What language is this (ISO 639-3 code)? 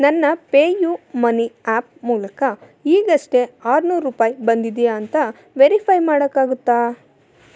kan